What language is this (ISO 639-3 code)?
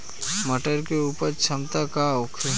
bho